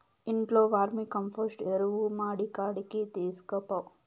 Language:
Telugu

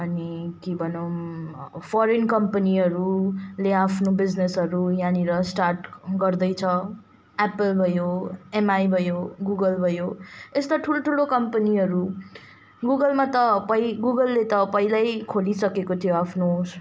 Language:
Nepali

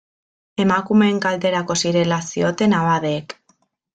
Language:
Basque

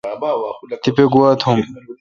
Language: Kalkoti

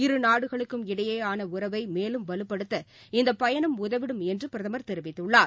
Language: Tamil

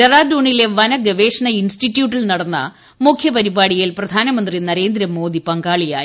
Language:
Malayalam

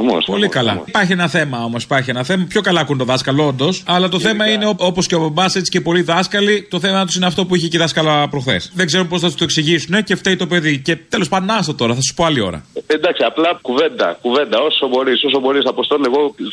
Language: Greek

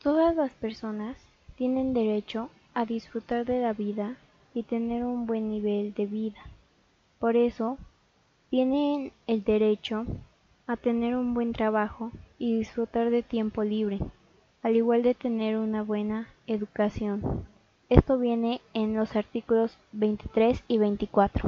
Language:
Spanish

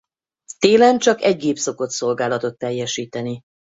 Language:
Hungarian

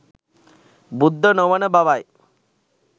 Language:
Sinhala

